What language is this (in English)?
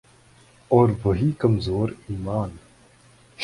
Urdu